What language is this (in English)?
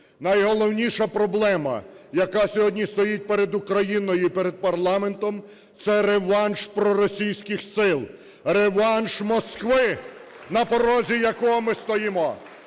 Ukrainian